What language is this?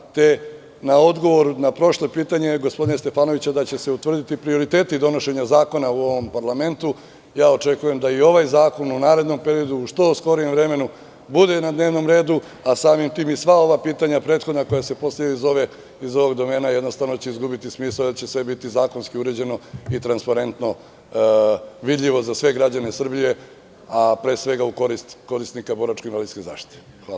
Serbian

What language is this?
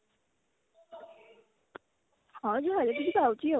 Odia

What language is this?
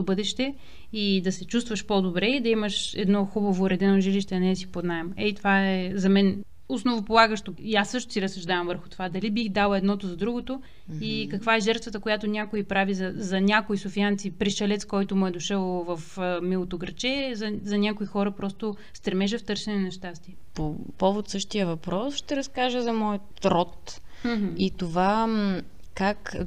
Bulgarian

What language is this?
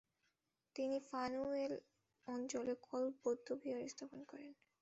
Bangla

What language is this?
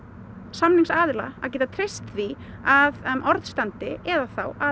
Icelandic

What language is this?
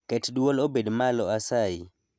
Luo (Kenya and Tanzania)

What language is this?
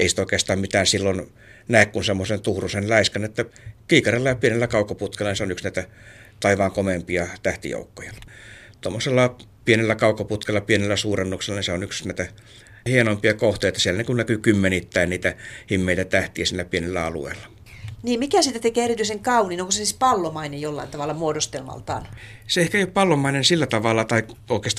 Finnish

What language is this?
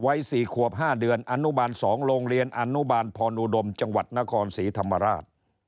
Thai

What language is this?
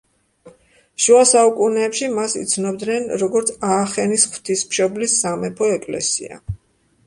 Georgian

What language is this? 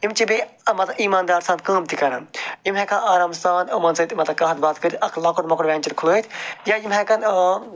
Kashmiri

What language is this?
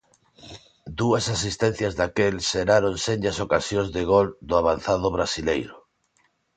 Galician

